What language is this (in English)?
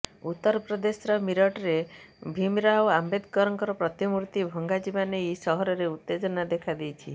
Odia